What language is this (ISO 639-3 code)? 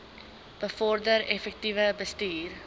afr